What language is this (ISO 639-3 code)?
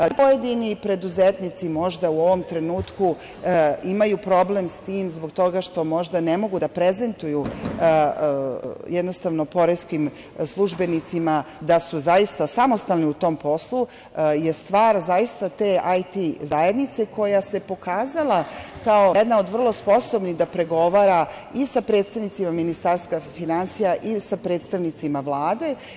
srp